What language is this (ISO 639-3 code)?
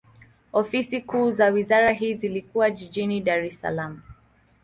swa